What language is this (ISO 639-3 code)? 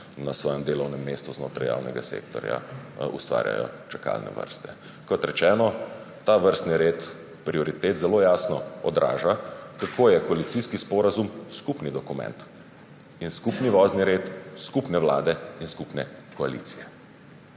slv